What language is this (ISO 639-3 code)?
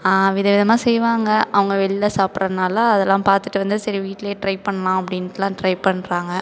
tam